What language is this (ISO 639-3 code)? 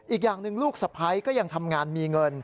tha